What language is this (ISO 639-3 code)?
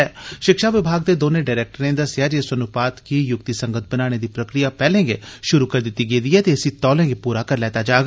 doi